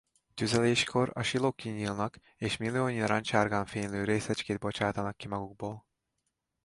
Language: Hungarian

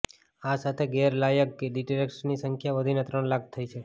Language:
Gujarati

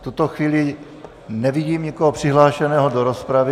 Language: Czech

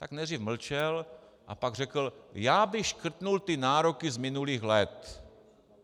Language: Czech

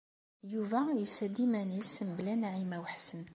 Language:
Kabyle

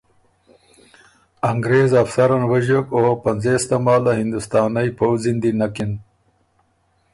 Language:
Ormuri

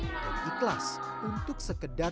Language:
Indonesian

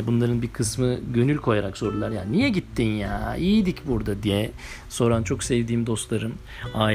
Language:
Turkish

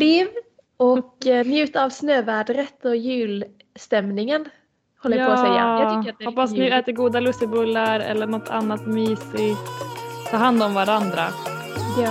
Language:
Swedish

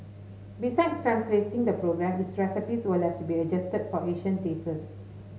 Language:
English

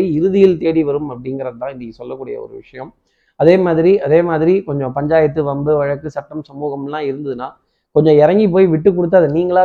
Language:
Tamil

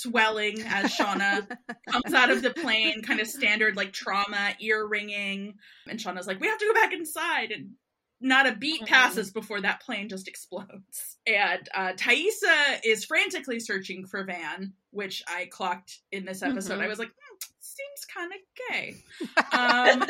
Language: English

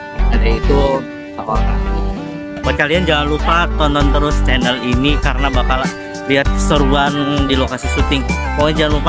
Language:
Indonesian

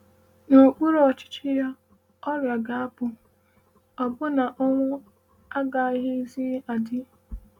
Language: Igbo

